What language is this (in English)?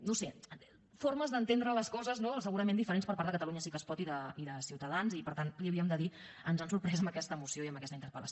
Catalan